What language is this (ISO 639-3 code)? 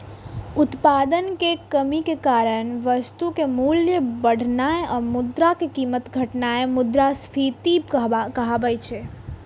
mai